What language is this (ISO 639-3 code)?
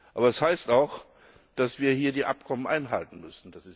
deu